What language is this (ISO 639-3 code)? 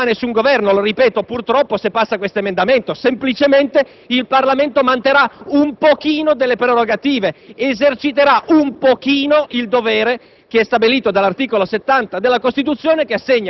ita